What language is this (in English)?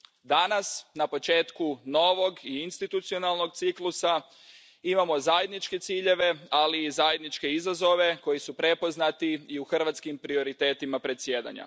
Croatian